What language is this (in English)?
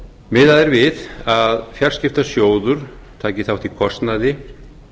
Icelandic